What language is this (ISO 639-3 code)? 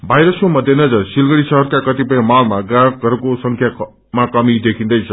nep